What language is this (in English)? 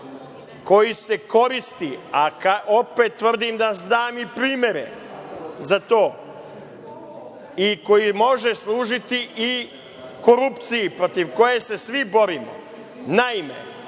Serbian